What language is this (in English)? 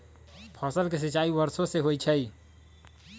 Magahi